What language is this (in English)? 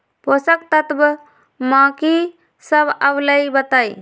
Magahi